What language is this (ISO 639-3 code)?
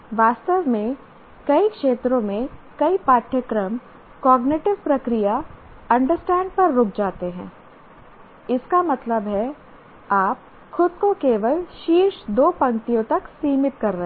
hin